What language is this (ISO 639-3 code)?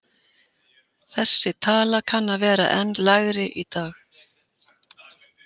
isl